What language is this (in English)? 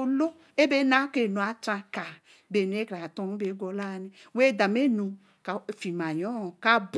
Eleme